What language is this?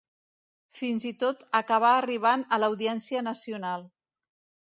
Catalan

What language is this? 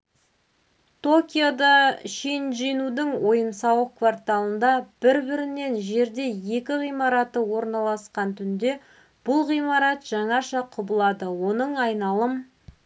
Kazakh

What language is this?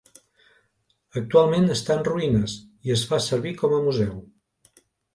Catalan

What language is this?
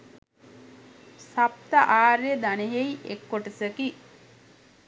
Sinhala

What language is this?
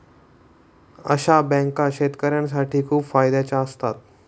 Marathi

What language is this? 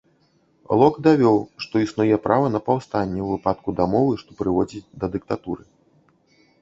Belarusian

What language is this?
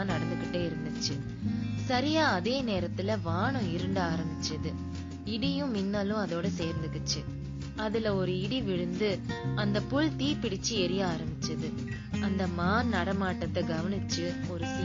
Tamil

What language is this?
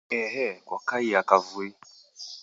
Taita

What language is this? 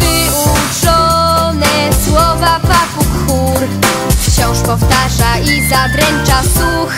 Indonesian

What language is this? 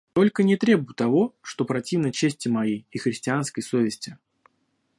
Russian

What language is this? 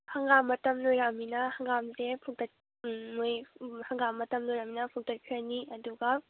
Manipuri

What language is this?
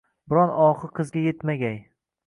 Uzbek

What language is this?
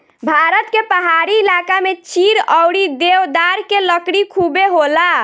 Bhojpuri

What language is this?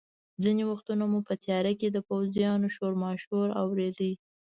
Pashto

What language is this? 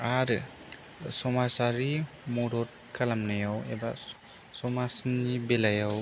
Bodo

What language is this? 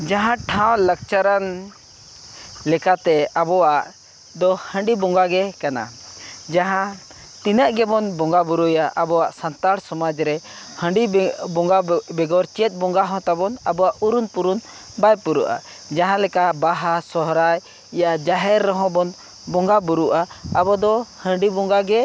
Santali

